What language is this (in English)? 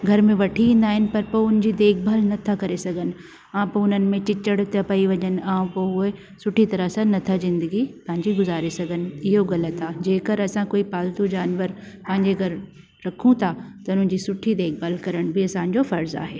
Sindhi